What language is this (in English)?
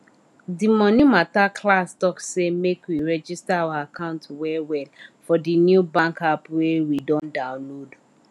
Nigerian Pidgin